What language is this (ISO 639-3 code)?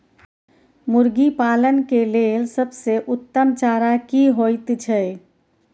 mai